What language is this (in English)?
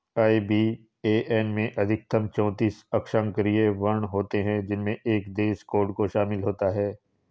Hindi